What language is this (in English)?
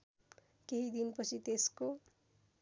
Nepali